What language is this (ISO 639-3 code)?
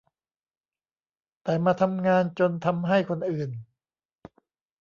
tha